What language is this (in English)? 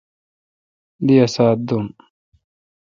Kalkoti